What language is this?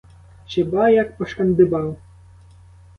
Ukrainian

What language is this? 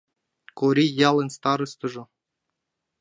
Mari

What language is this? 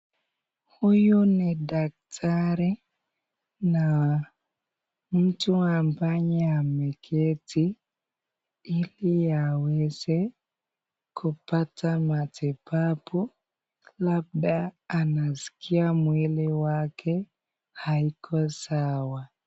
Swahili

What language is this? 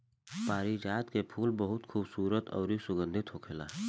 Bhojpuri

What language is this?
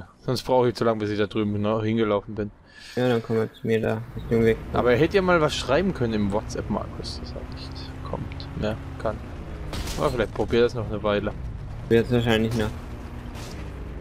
German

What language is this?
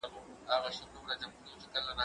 Pashto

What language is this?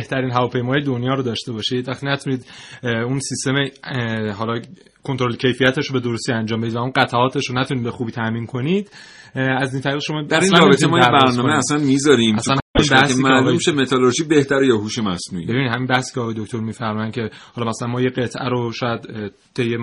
Persian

